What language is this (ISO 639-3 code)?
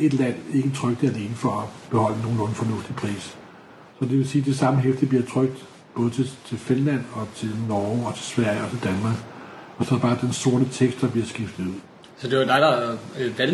dan